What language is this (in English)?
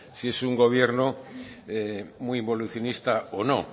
Spanish